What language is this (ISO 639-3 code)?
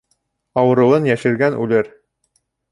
bak